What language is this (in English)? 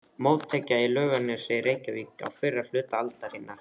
Icelandic